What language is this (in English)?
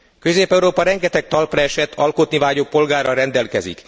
Hungarian